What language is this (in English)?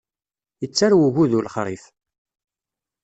Kabyle